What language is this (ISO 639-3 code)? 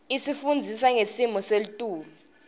ssw